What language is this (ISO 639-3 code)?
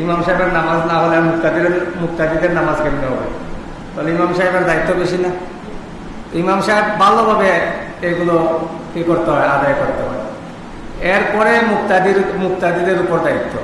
ben